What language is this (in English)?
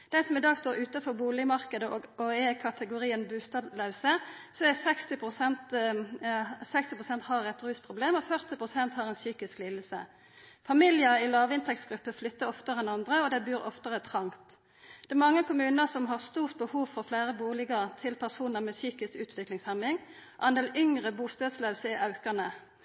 Norwegian Nynorsk